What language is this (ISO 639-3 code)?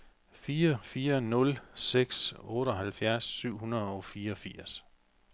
dan